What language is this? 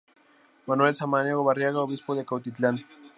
Spanish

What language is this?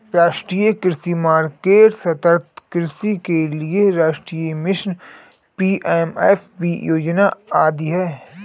Hindi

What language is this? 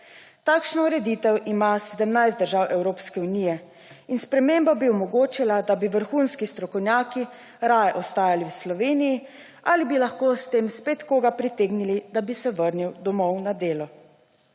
Slovenian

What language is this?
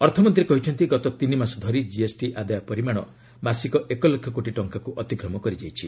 Odia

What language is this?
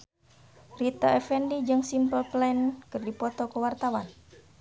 Sundanese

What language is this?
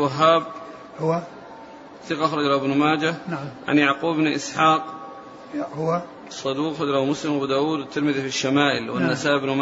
Arabic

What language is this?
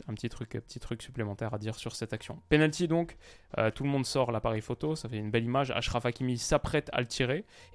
French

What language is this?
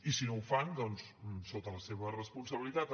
Catalan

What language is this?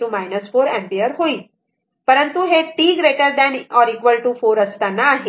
Marathi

